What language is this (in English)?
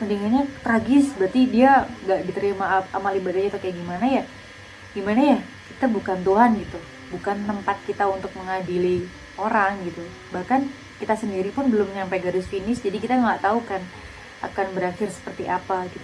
Indonesian